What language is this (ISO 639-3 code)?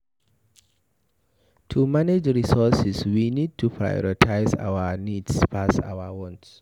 pcm